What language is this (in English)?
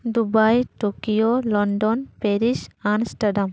Santali